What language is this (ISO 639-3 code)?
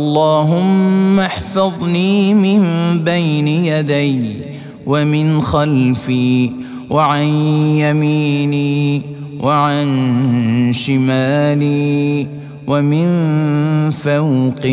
ara